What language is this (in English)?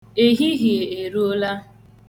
Igbo